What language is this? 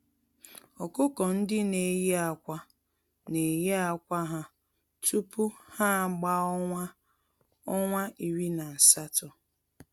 Igbo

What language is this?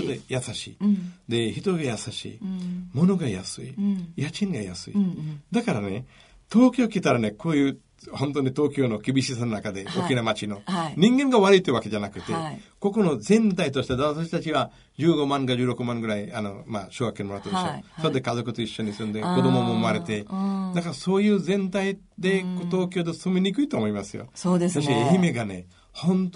Japanese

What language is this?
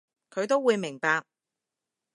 Cantonese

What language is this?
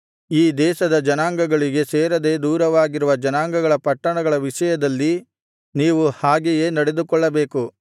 Kannada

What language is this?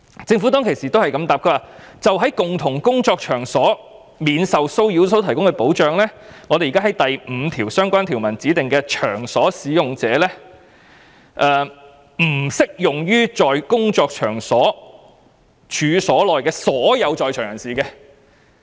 Cantonese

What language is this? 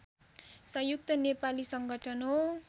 Nepali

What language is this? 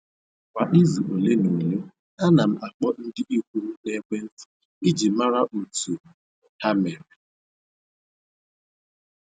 Igbo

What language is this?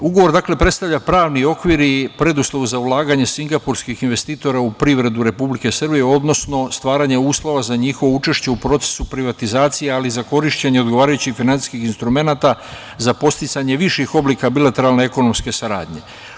Serbian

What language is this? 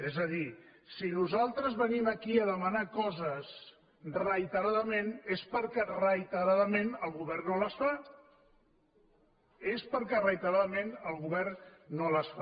Catalan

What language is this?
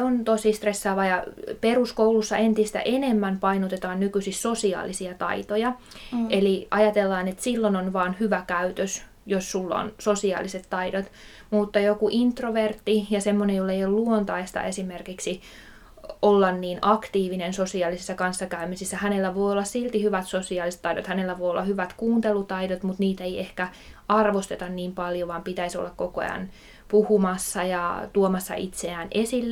Finnish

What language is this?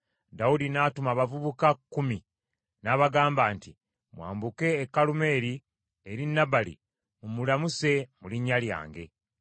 Ganda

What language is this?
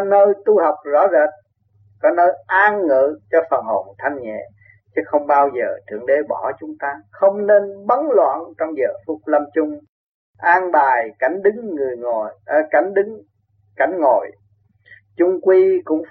Vietnamese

